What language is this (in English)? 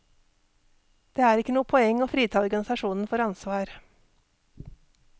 Norwegian